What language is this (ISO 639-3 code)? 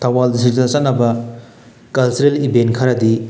mni